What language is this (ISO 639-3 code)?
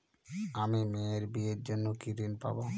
ben